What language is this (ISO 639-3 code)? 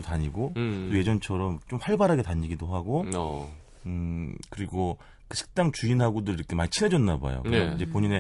kor